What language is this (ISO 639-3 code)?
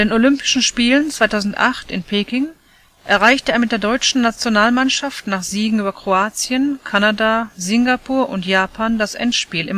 deu